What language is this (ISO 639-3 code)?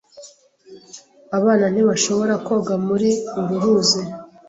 kin